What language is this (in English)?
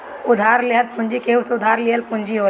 Bhojpuri